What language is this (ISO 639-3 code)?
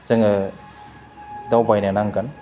brx